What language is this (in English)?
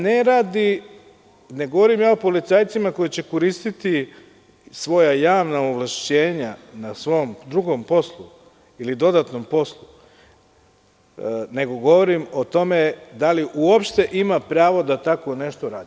Serbian